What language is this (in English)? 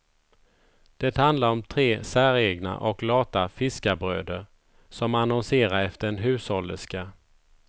Swedish